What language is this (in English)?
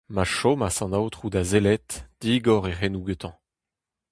Breton